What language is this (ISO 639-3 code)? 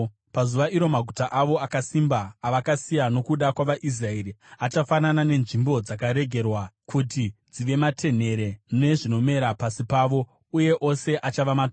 sna